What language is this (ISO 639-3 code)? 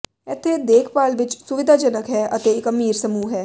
pan